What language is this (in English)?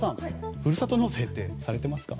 Japanese